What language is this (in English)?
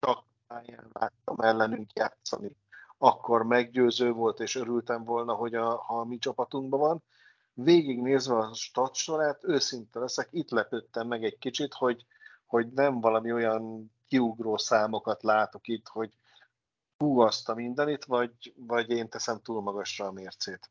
Hungarian